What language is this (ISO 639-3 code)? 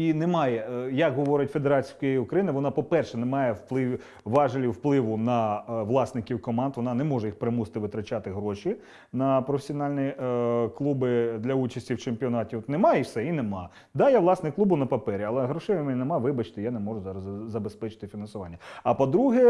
ukr